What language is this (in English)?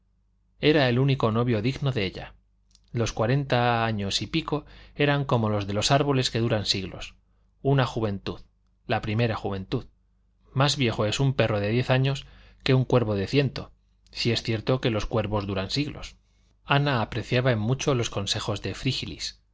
Spanish